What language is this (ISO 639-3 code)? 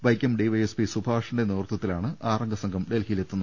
mal